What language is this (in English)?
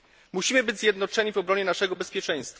Polish